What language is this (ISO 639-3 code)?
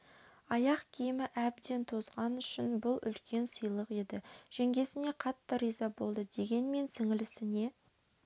kaz